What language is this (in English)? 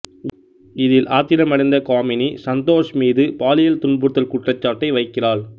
Tamil